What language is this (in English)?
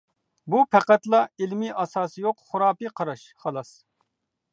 Uyghur